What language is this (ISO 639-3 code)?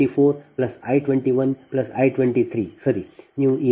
kan